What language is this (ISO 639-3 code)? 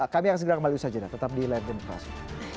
ind